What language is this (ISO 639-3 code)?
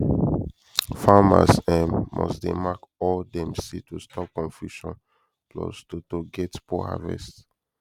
pcm